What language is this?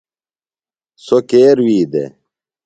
Phalura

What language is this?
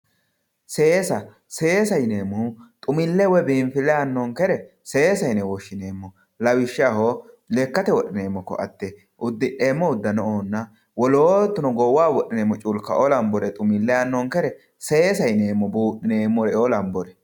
Sidamo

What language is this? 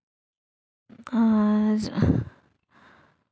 Santali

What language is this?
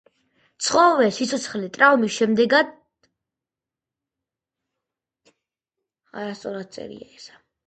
Georgian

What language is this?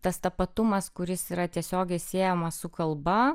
Lithuanian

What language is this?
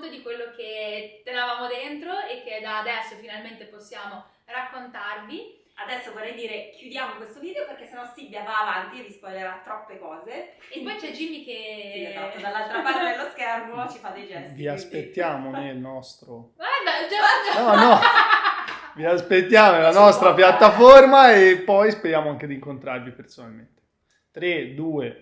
Italian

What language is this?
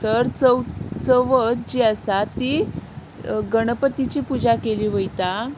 Konkani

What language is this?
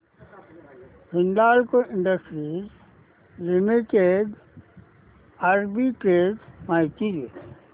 Marathi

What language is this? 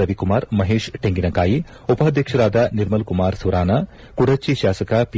Kannada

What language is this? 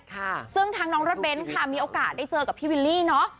Thai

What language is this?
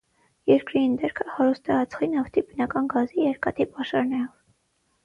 Armenian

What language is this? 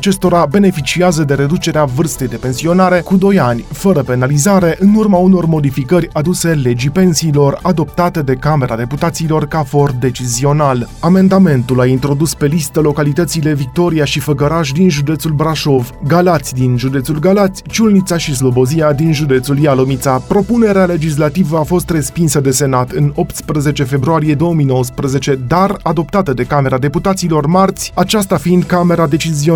Romanian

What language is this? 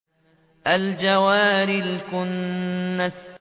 Arabic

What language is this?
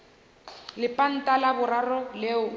Northern Sotho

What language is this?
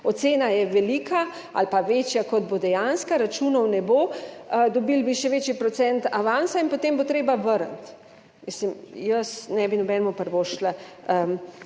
Slovenian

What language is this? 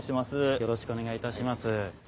Japanese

